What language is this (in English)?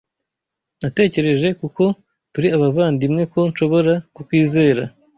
Kinyarwanda